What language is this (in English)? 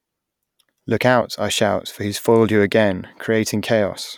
English